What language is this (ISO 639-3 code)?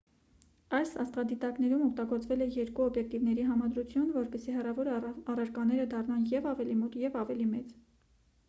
hye